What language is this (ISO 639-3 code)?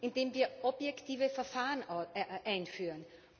deu